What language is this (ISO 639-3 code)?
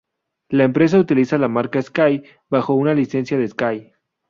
spa